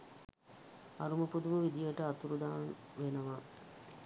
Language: Sinhala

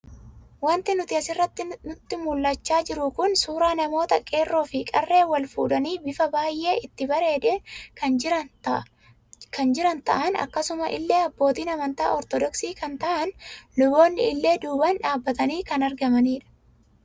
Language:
Oromo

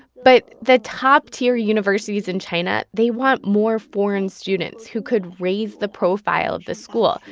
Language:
English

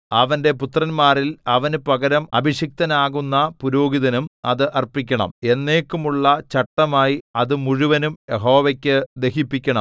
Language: Malayalam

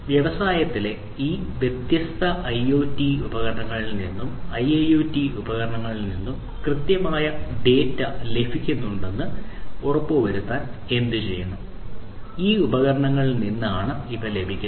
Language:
Malayalam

